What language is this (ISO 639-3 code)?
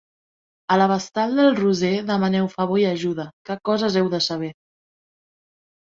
cat